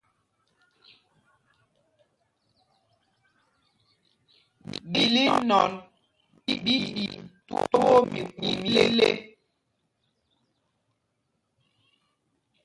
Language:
Mpumpong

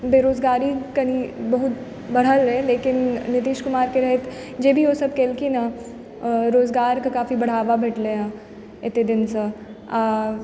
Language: Maithili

